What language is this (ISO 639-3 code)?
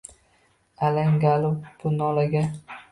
uzb